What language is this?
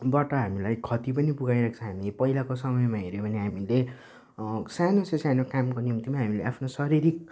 Nepali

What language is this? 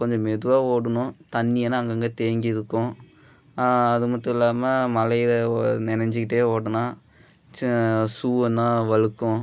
Tamil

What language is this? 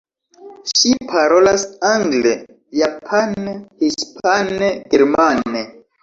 Esperanto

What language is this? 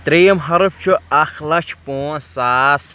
Kashmiri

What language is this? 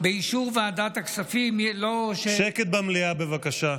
Hebrew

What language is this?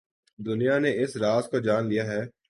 Urdu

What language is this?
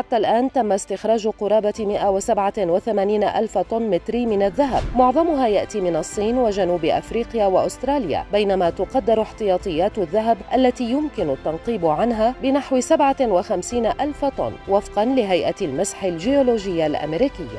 Arabic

